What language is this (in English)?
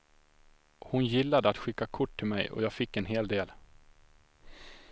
Swedish